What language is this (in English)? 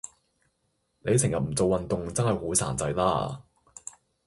Cantonese